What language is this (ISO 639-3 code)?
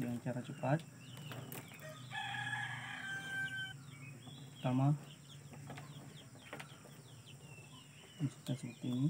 ind